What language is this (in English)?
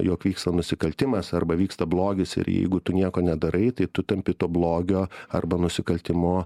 Lithuanian